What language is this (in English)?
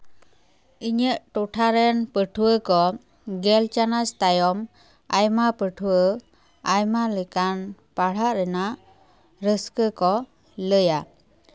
Santali